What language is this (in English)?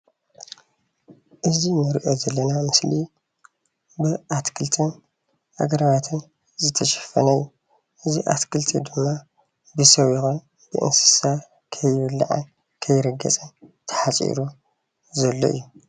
Tigrinya